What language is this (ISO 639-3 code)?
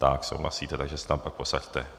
ces